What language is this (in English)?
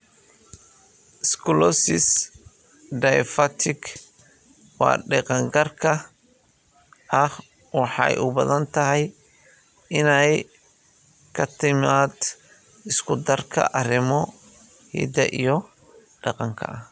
Somali